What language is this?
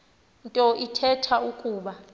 Xhosa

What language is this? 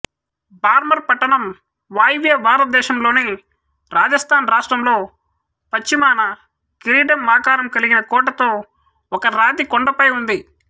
Telugu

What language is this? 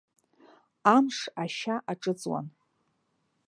Abkhazian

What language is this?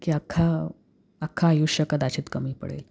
Marathi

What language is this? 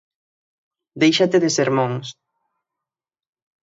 Galician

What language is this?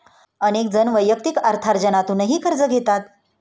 Marathi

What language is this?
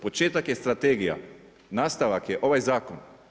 Croatian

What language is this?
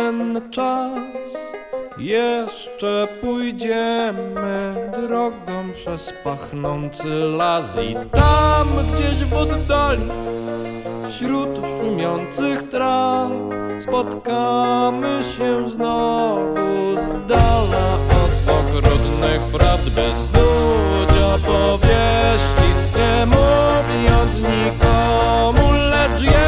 Slovak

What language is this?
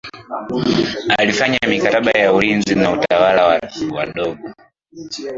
Swahili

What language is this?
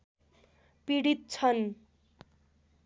Nepali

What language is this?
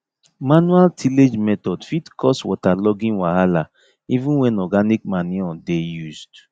Nigerian Pidgin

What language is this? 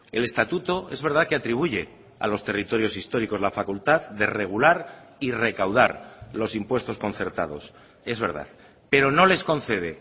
Spanish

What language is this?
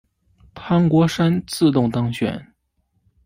Chinese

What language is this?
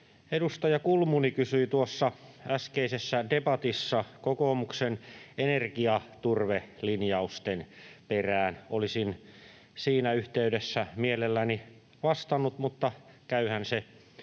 Finnish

